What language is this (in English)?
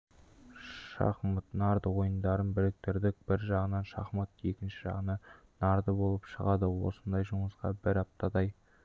Kazakh